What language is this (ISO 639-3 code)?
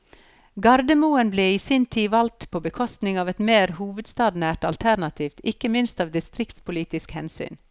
nor